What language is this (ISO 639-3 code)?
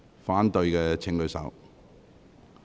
yue